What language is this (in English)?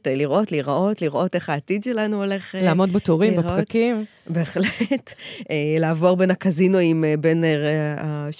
Hebrew